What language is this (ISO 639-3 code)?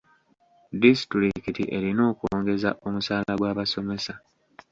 lug